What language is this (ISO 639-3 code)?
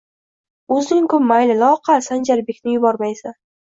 uzb